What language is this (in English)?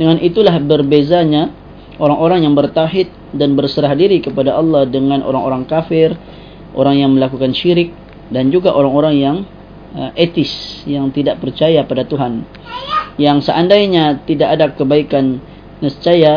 Malay